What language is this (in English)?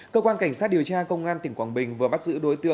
Vietnamese